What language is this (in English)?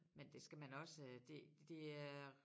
Danish